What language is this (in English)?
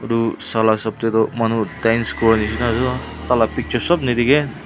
Naga Pidgin